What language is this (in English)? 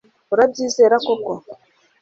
Kinyarwanda